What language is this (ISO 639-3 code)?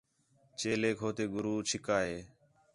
xhe